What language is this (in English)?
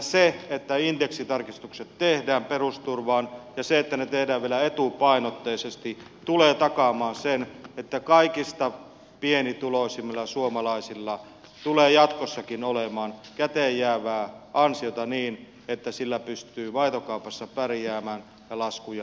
Finnish